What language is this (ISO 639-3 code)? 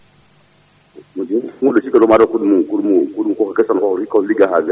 ful